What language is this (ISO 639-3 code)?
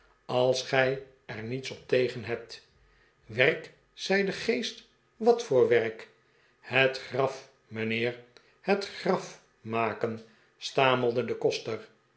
nld